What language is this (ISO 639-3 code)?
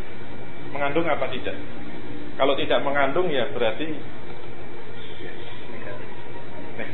ind